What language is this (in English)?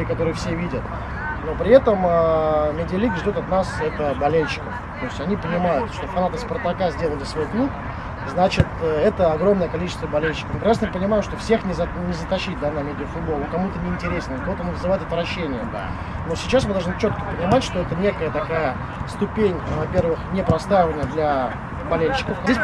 Russian